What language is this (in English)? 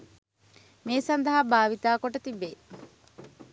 Sinhala